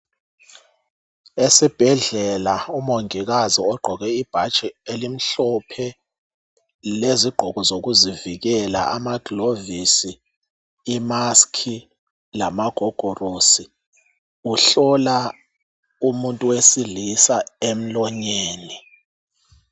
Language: North Ndebele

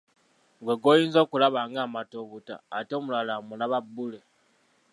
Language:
Ganda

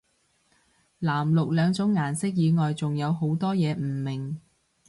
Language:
Cantonese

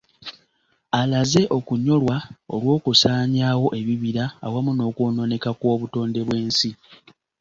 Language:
Ganda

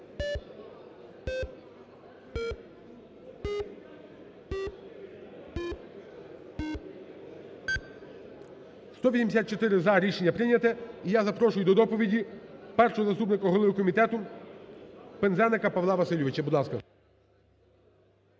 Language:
Ukrainian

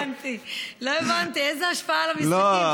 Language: Hebrew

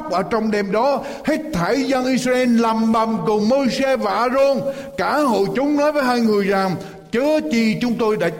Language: Vietnamese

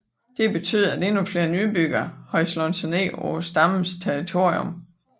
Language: Danish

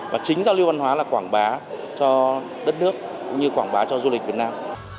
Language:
Vietnamese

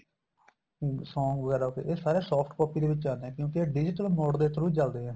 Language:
Punjabi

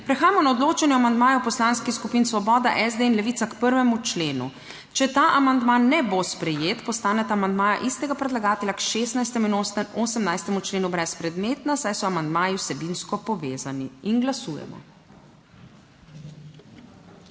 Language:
Slovenian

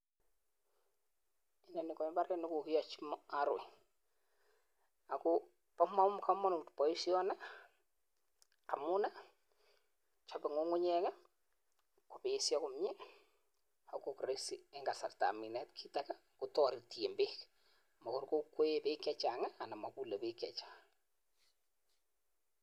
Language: Kalenjin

